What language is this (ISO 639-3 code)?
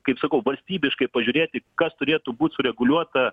lit